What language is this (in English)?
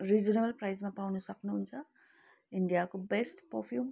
Nepali